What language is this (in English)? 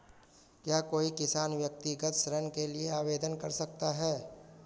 Hindi